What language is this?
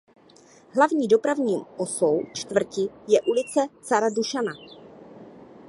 Czech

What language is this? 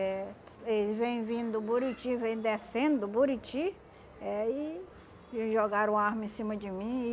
Portuguese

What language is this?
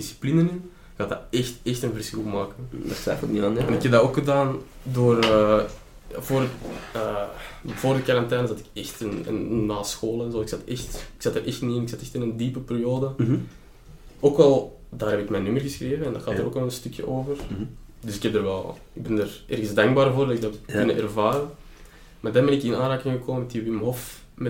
Dutch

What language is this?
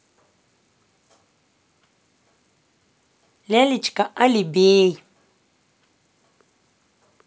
Russian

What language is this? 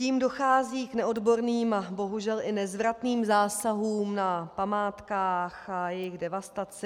Czech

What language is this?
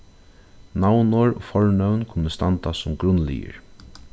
Faroese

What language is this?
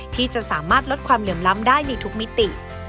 Thai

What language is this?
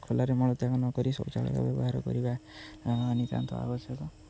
Odia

